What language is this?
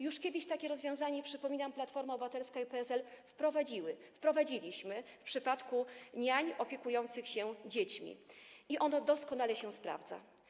Polish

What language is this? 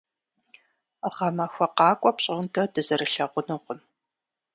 Kabardian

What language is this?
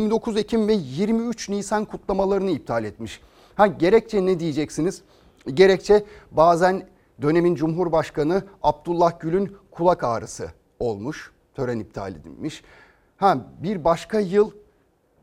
Turkish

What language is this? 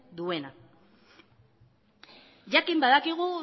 Basque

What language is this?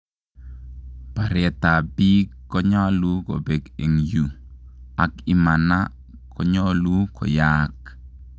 Kalenjin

